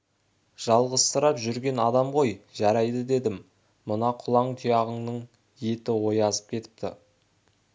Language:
Kazakh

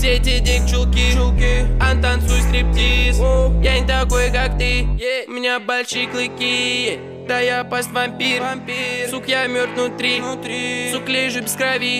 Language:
Russian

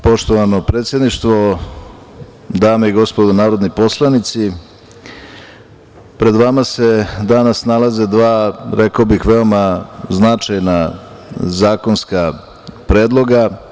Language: Serbian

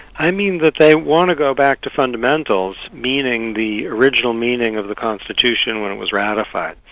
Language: English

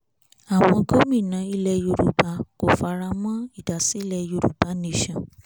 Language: Yoruba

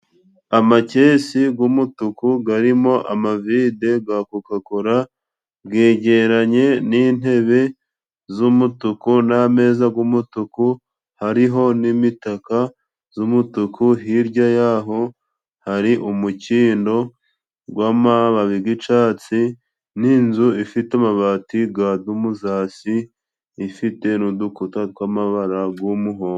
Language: Kinyarwanda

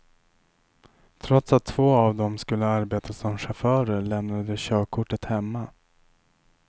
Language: Swedish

